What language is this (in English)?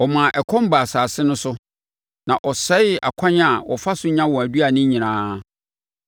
Akan